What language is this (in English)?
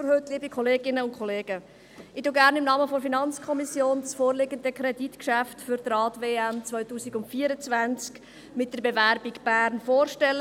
Swiss German